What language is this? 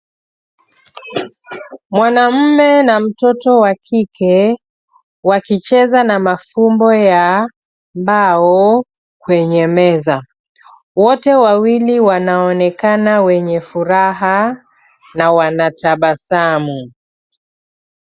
Swahili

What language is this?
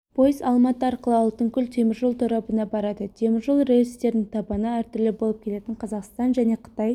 Kazakh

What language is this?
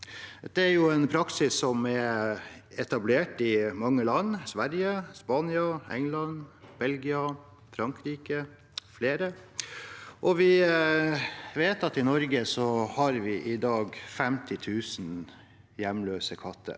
Norwegian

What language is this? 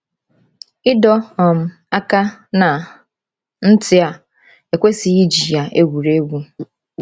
Igbo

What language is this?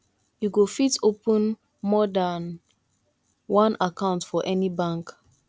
Nigerian Pidgin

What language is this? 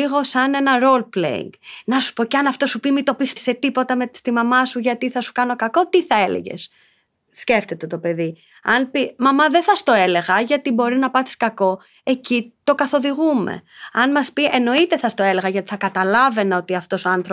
Greek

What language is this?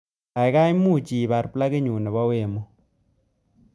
Kalenjin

